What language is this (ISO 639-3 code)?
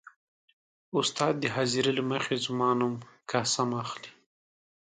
pus